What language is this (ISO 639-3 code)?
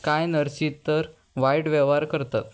kok